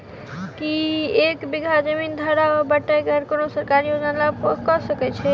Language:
Maithili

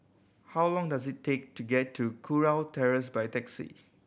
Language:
English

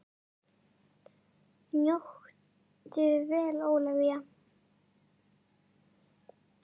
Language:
Icelandic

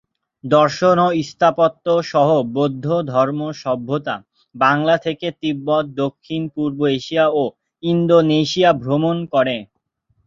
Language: Bangla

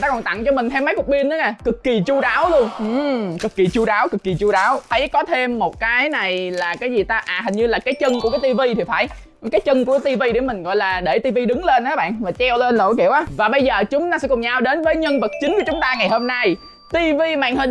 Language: Vietnamese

